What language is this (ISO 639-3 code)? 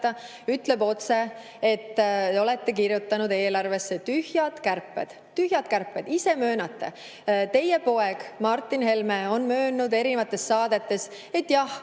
est